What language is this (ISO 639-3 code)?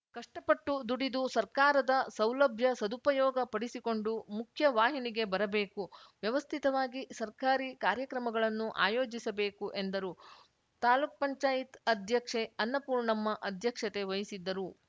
kan